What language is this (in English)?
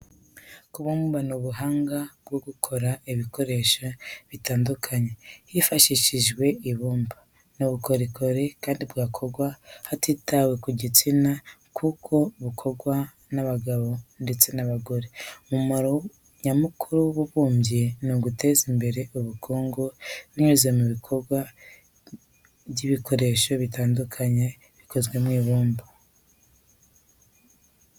Kinyarwanda